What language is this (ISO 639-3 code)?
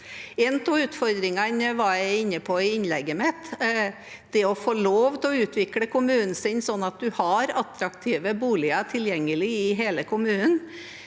nor